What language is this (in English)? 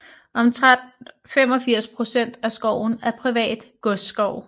Danish